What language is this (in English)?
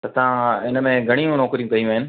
Sindhi